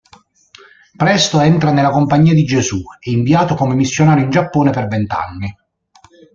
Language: Italian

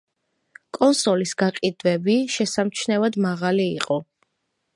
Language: Georgian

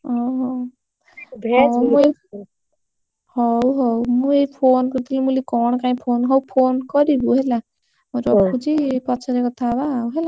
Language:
Odia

